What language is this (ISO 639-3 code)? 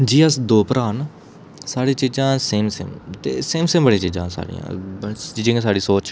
doi